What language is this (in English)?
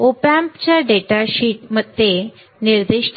Marathi